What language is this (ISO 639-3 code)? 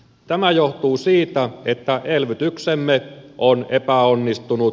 fin